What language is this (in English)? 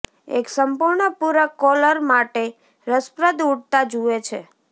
Gujarati